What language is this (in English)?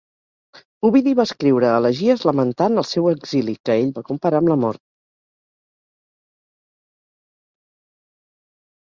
Catalan